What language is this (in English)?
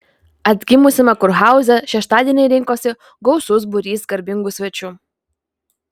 Lithuanian